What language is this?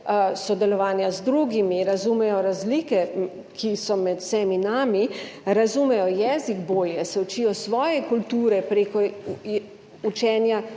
Slovenian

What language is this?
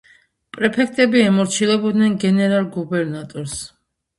Georgian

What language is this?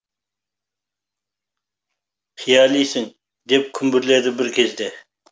Kazakh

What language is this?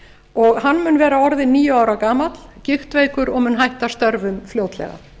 Icelandic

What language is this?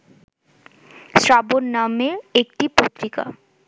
Bangla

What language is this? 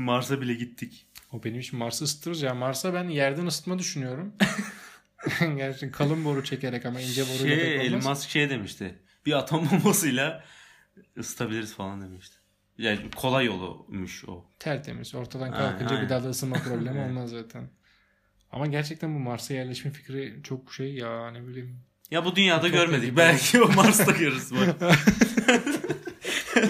Turkish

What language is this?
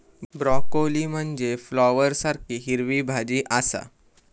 Marathi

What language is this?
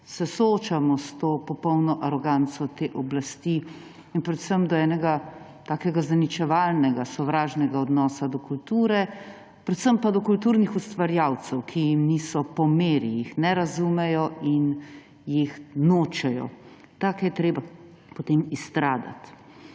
Slovenian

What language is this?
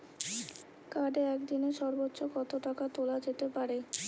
Bangla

